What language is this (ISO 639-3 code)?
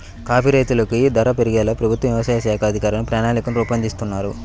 tel